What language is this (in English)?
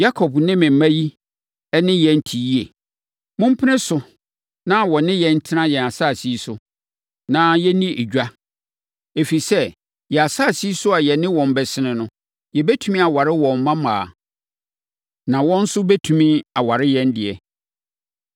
Akan